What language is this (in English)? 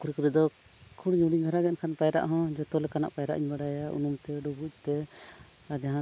Santali